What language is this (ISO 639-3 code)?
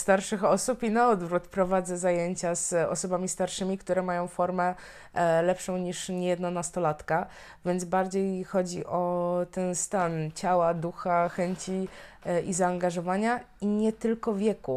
pol